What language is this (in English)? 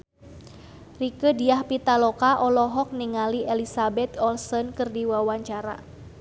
Sundanese